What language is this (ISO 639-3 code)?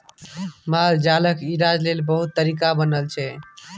mai